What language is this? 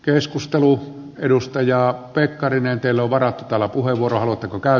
Finnish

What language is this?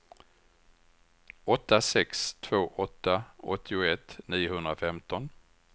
Swedish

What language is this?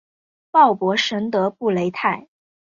Chinese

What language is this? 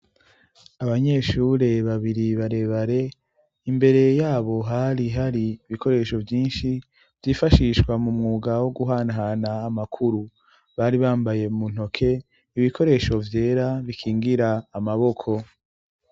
Rundi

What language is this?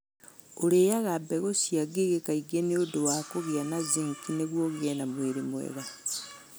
Kikuyu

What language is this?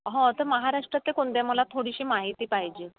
Marathi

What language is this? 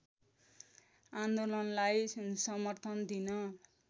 Nepali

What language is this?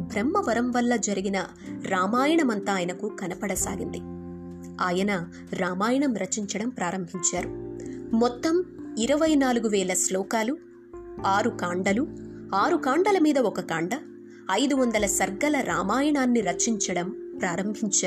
Telugu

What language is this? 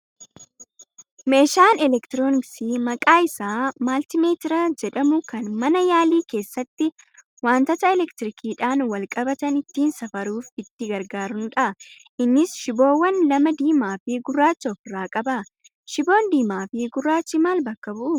Oromo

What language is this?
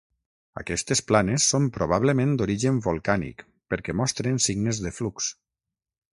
Catalan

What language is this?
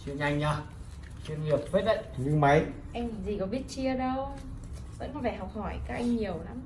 Vietnamese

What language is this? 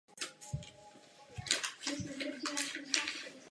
Czech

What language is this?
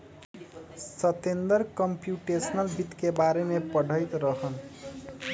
Magahi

